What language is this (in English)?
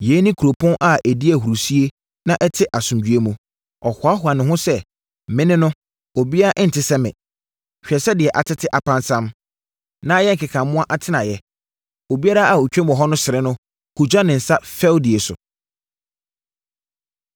Akan